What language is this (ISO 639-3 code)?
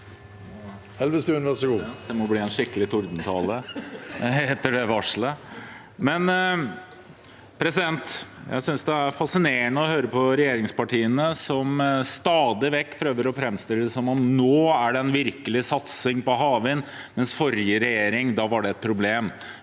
nor